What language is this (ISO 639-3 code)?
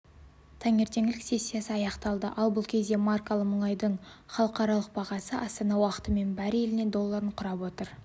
kaz